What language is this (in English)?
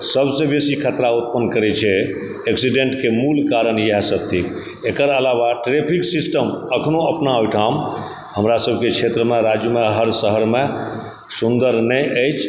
Maithili